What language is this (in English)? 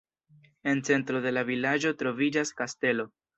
Esperanto